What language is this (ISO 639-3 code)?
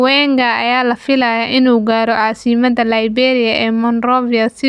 som